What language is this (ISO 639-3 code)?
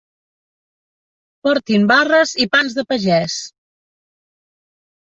cat